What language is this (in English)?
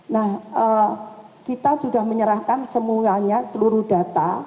Indonesian